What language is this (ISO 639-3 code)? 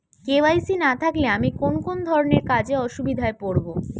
ben